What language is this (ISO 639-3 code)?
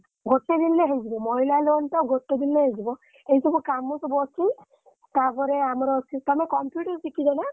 ori